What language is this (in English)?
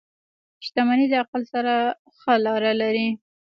Pashto